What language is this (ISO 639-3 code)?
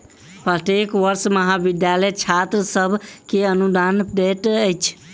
mai